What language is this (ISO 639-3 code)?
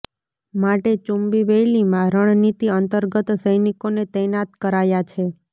guj